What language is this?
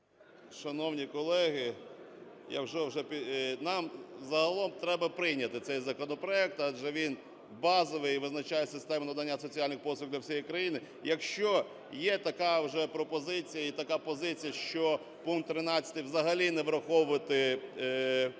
Ukrainian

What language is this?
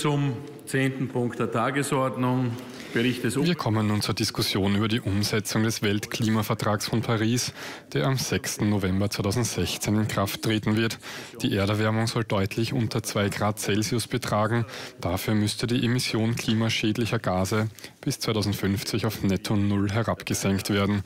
German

